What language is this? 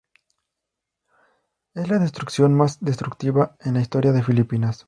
Spanish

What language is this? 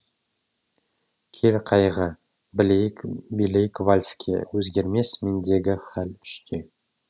Kazakh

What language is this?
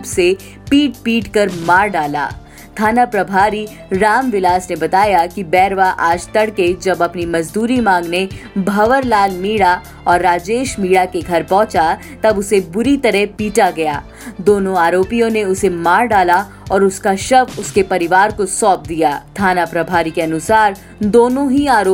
Hindi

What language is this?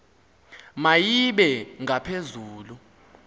Xhosa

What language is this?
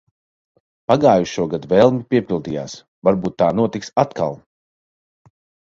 Latvian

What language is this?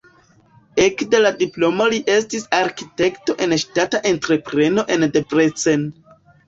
Esperanto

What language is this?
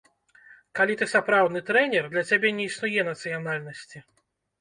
Belarusian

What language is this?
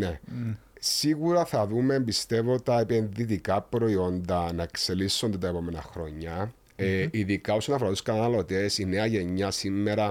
Greek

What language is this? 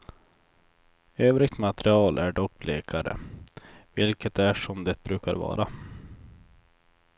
Swedish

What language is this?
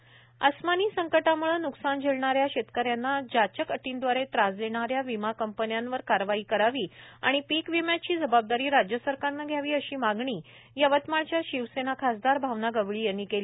Marathi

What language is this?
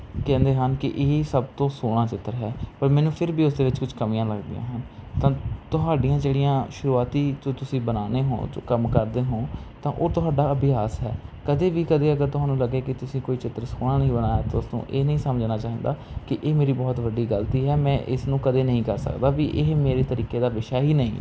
Punjabi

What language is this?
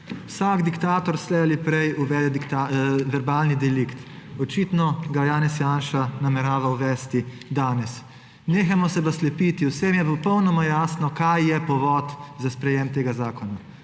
Slovenian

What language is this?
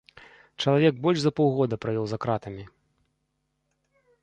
Belarusian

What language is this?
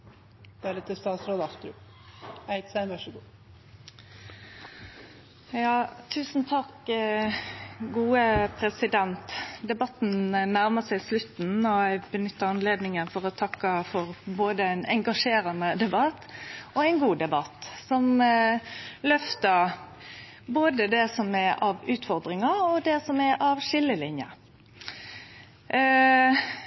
Norwegian Nynorsk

